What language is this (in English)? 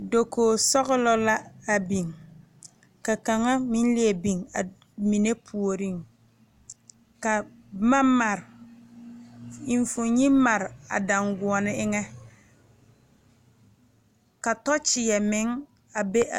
Southern Dagaare